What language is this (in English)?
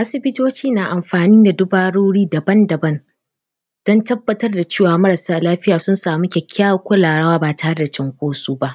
Hausa